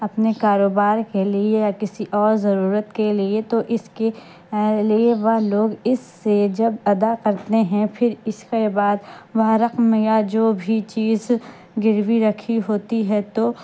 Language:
Urdu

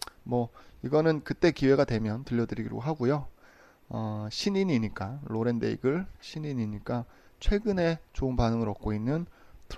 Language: Korean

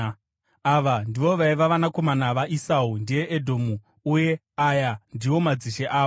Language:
Shona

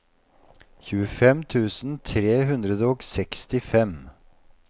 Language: Norwegian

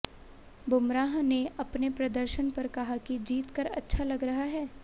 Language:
Hindi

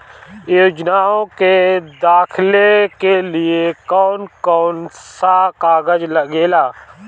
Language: Bhojpuri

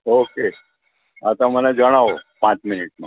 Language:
Gujarati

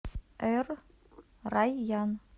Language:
Russian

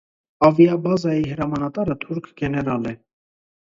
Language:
Armenian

